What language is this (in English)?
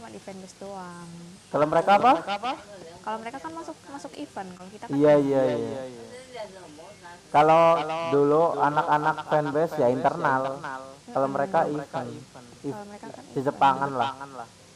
Indonesian